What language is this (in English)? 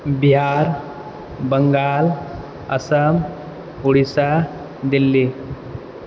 Maithili